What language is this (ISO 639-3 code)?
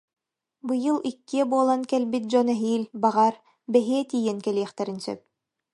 sah